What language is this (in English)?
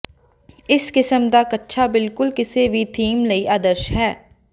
Punjabi